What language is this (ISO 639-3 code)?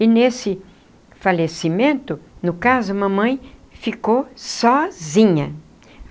por